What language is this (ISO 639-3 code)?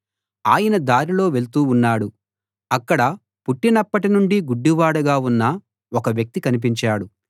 tel